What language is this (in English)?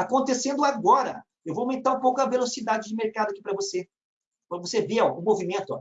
Portuguese